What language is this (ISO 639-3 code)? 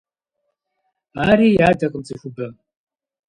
kbd